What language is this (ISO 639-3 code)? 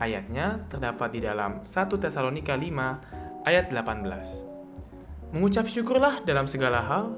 ind